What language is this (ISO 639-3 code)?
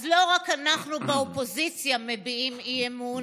heb